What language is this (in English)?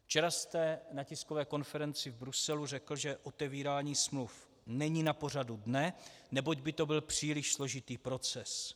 Czech